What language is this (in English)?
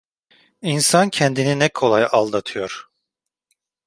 Turkish